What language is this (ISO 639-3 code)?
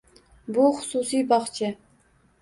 uzb